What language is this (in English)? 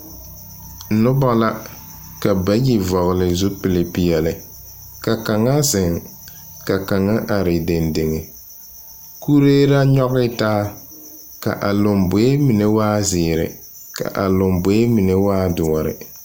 Southern Dagaare